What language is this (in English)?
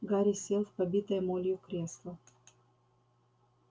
Russian